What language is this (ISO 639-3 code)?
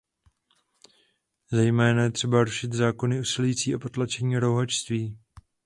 ces